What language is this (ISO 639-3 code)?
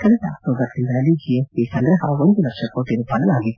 kan